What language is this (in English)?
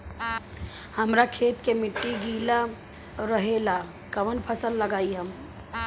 Bhojpuri